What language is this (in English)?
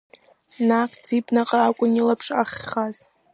Abkhazian